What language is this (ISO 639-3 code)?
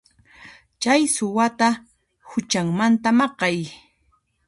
qxp